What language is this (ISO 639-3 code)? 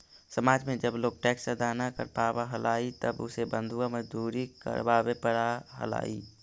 mag